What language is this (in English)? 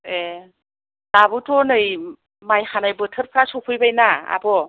Bodo